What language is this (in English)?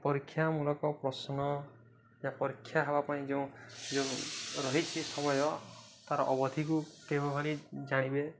Odia